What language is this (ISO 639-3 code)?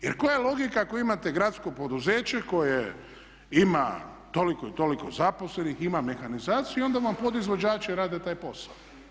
hrv